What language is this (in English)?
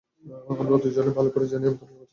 Bangla